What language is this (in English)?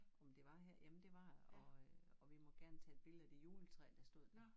Danish